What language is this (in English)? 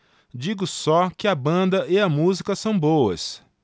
Portuguese